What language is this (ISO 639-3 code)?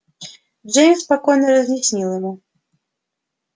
rus